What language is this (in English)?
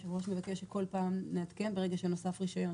Hebrew